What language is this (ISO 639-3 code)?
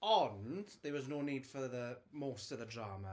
cym